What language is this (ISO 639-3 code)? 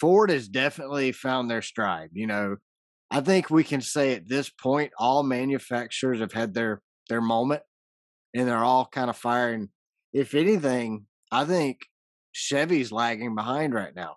eng